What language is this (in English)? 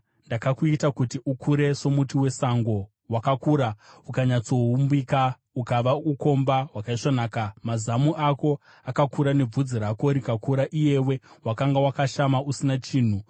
Shona